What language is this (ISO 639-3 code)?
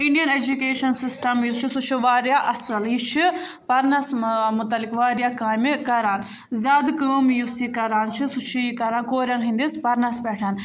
kas